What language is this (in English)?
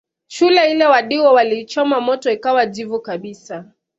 Swahili